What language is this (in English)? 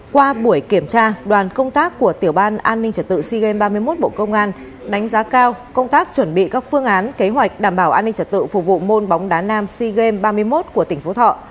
Vietnamese